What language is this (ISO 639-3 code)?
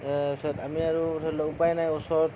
asm